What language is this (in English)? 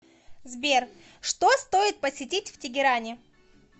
Russian